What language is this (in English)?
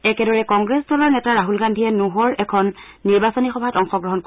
Assamese